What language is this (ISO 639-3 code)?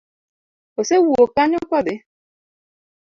luo